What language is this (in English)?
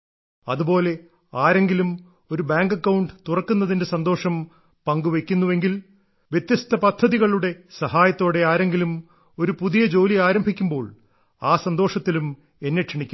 Malayalam